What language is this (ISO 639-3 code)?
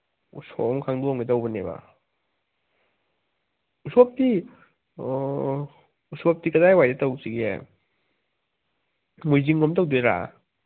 mni